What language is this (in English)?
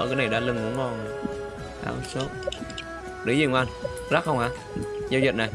Vietnamese